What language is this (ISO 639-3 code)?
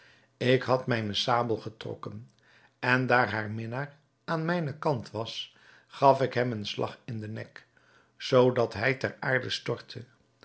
nld